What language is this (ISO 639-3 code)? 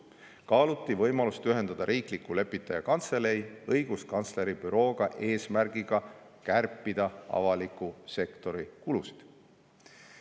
est